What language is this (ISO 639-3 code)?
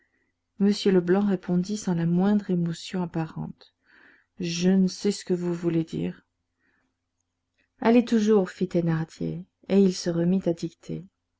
fra